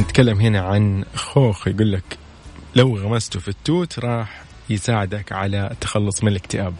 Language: Arabic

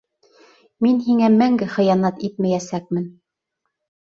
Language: Bashkir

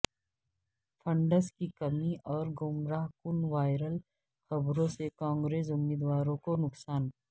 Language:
Urdu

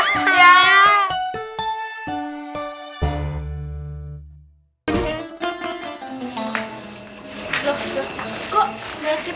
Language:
Indonesian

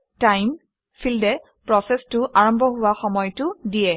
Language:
Assamese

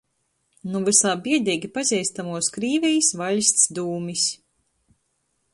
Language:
Latgalian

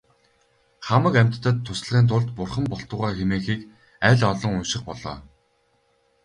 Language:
Mongolian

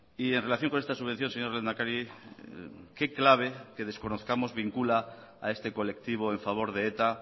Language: Spanish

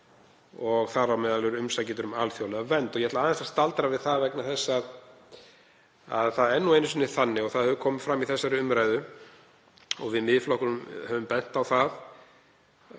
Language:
Icelandic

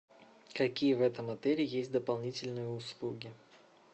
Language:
Russian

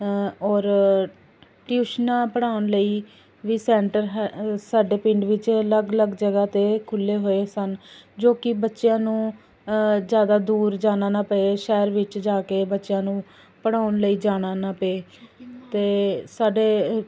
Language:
Punjabi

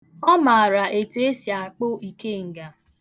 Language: Igbo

